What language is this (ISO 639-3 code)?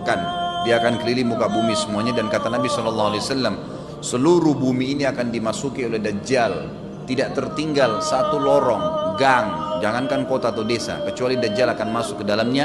ind